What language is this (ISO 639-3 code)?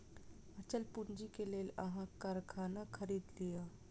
mai